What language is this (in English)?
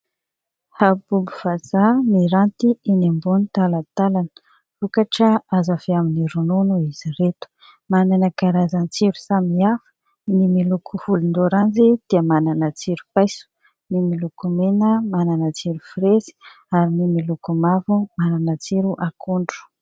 Malagasy